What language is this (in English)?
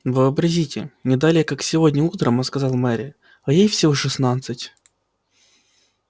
Russian